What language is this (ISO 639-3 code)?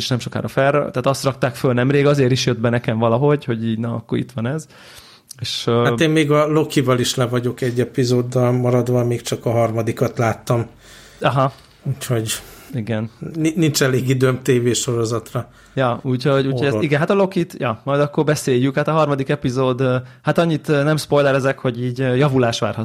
hun